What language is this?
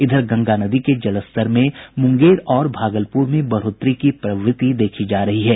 Hindi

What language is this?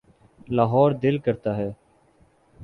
Urdu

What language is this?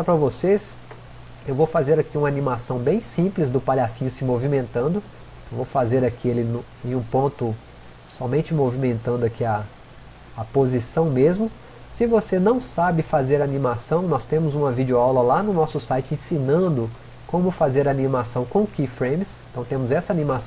Portuguese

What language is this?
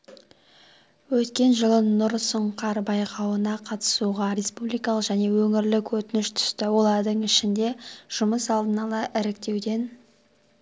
Kazakh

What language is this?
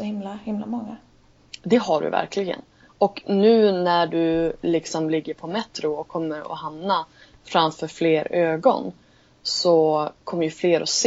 Swedish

